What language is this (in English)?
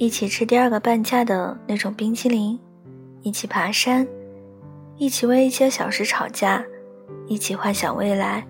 Chinese